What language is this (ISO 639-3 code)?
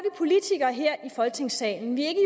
dan